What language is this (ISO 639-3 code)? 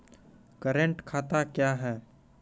mai